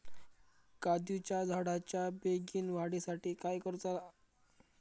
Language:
Marathi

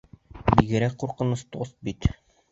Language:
Bashkir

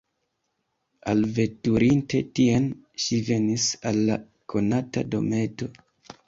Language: Esperanto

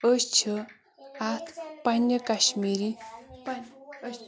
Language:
Kashmiri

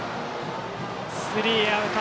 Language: Japanese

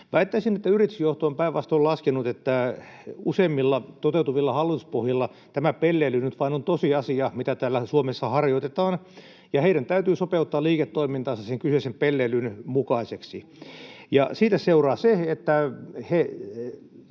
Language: Finnish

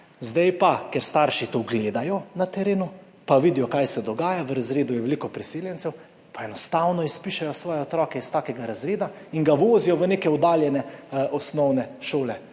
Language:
Slovenian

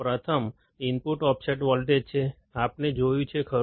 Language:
Gujarati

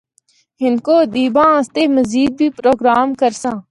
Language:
Northern Hindko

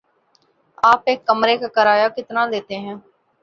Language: Urdu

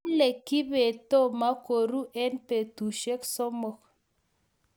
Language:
Kalenjin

